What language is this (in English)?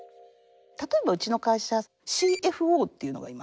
Japanese